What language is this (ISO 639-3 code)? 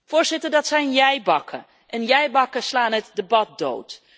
nld